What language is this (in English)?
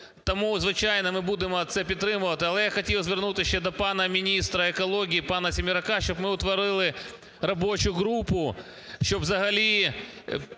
Ukrainian